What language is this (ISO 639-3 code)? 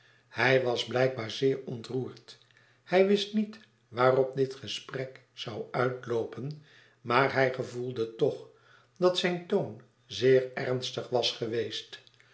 nld